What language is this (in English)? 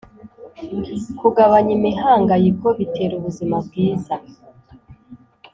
Kinyarwanda